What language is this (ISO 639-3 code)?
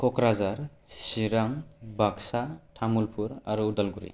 brx